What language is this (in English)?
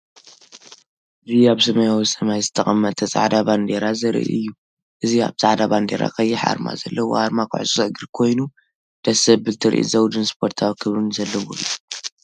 Tigrinya